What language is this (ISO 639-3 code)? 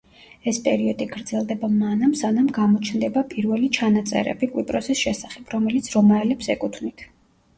kat